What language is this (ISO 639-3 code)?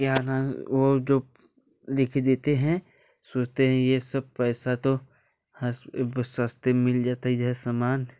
hin